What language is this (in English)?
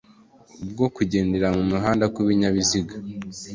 Kinyarwanda